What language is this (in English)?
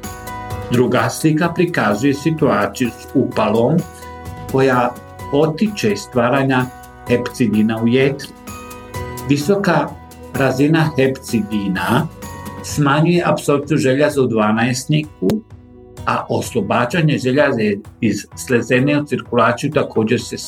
Croatian